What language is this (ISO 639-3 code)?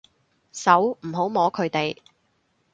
yue